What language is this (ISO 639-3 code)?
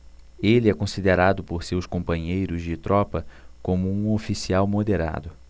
por